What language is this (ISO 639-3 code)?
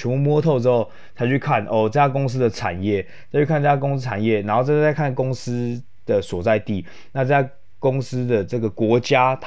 zho